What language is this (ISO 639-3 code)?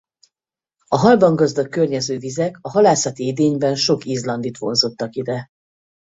hun